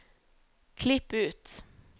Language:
Norwegian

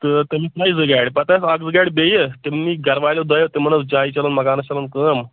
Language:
Kashmiri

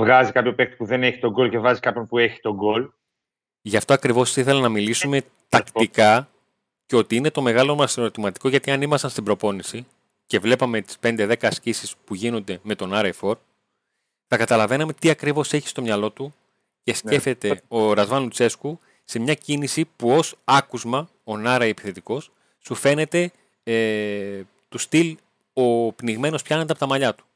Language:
Greek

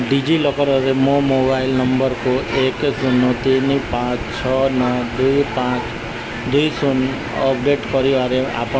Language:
Odia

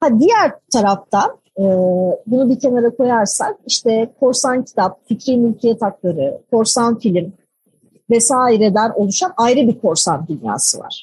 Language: Turkish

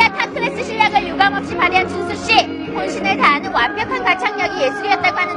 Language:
Korean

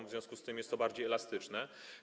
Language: Polish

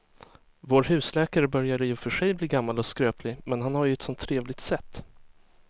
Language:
Swedish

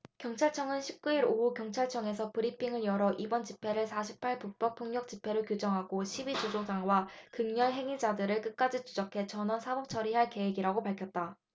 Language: Korean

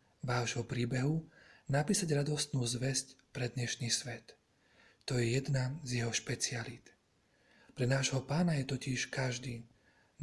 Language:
Slovak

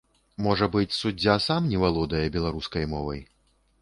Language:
Belarusian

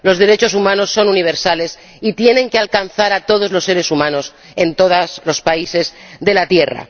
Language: Spanish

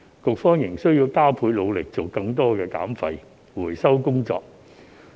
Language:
Cantonese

